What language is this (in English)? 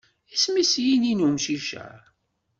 Kabyle